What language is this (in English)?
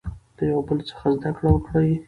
Pashto